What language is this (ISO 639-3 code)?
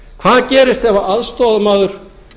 isl